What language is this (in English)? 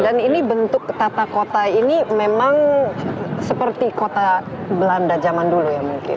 Indonesian